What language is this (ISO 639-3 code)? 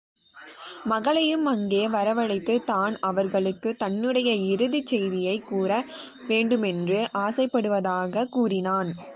tam